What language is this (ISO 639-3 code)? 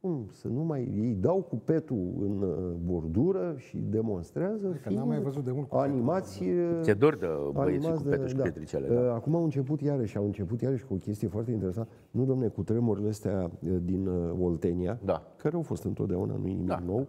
ron